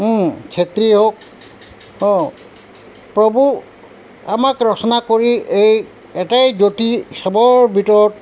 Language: Assamese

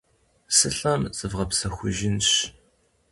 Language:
Kabardian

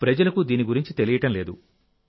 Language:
Telugu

